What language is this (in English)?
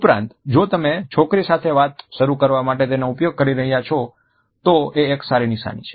Gujarati